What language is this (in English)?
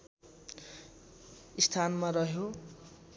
Nepali